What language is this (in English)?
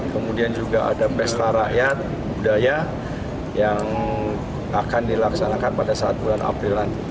Indonesian